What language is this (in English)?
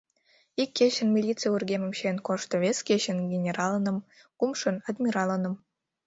Mari